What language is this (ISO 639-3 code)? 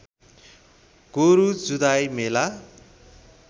nep